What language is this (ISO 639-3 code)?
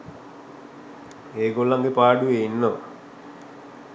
sin